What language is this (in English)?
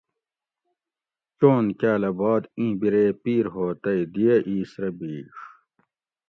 Gawri